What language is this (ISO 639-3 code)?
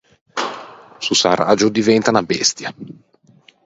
lij